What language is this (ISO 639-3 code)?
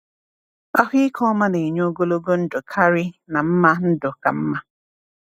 ibo